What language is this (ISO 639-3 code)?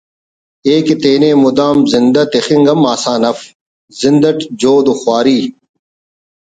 brh